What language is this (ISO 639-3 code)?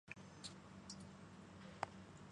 zho